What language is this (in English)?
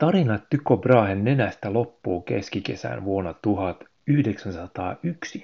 Finnish